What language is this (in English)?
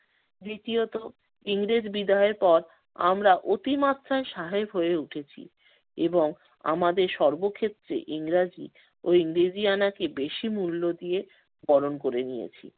Bangla